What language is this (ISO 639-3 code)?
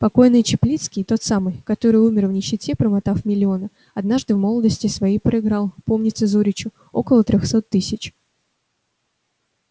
rus